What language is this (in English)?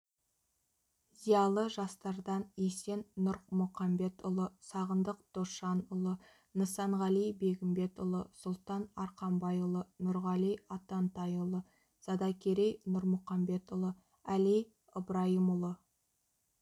Kazakh